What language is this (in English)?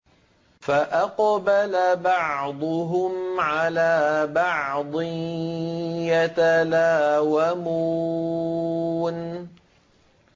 Arabic